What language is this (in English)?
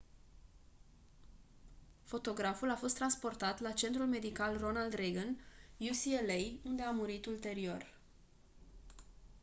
Romanian